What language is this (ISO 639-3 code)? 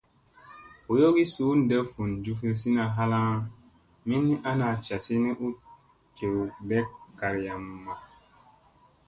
mse